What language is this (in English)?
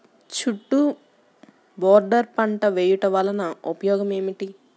Telugu